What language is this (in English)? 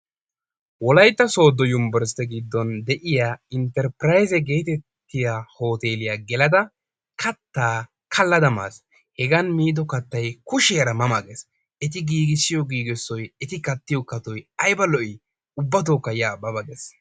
Wolaytta